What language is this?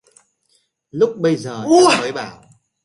Vietnamese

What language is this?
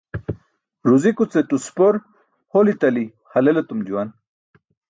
Burushaski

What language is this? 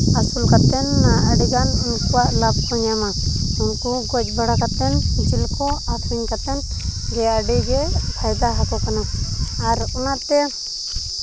Santali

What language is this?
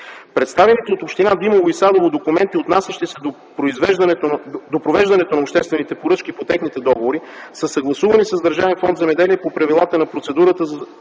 Bulgarian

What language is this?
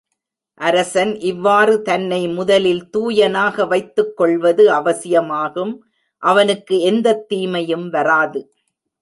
Tamil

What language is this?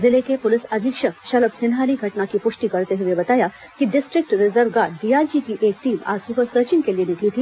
Hindi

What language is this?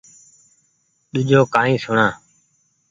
Goaria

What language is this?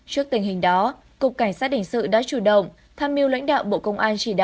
Vietnamese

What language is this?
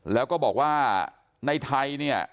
Thai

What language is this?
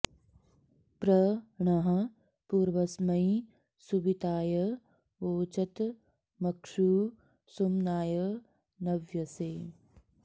Sanskrit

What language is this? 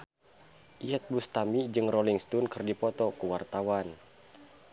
Sundanese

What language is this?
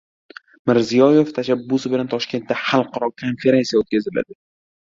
Uzbek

